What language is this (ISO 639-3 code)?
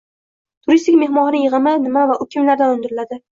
uzb